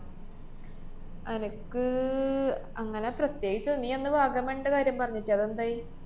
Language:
Malayalam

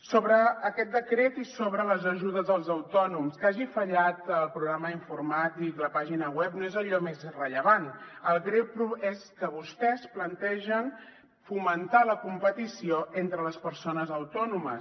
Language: Catalan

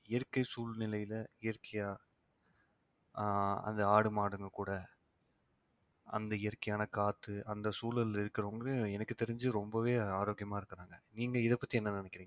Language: Tamil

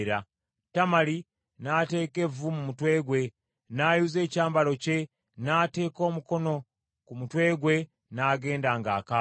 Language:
Ganda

